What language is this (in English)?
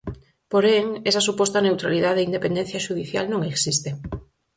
Galician